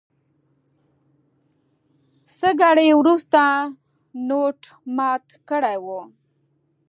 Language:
Pashto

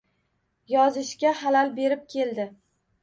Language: Uzbek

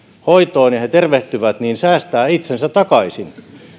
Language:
Finnish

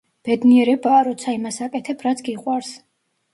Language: Georgian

